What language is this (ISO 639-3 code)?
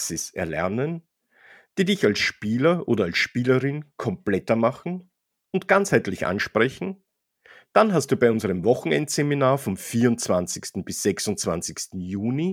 deu